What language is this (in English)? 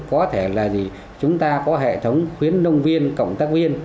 Vietnamese